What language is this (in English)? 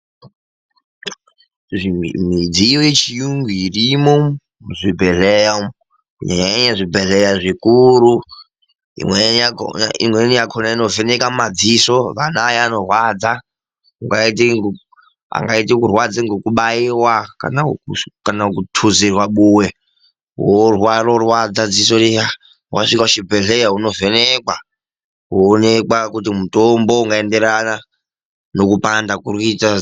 Ndau